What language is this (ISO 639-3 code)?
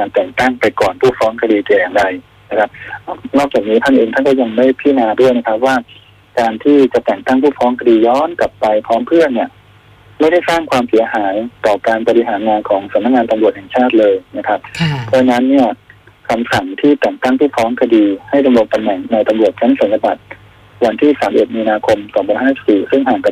tha